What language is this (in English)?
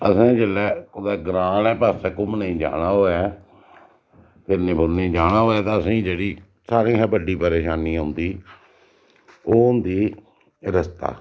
Dogri